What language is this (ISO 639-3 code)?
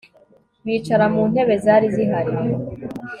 kin